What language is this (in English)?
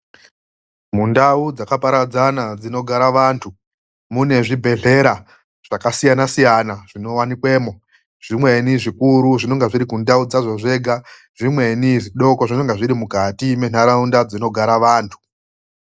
Ndau